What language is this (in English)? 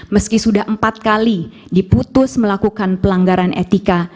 Indonesian